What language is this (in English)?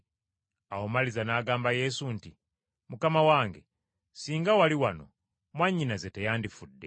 Ganda